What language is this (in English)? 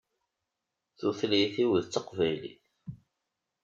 Kabyle